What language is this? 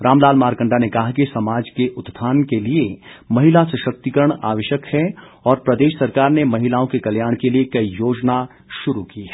Hindi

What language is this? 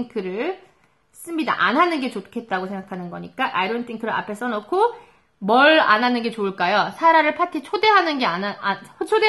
Korean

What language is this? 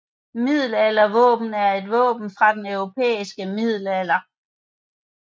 Danish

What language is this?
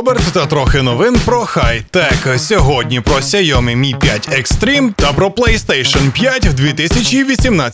Ukrainian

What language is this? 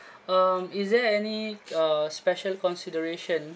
English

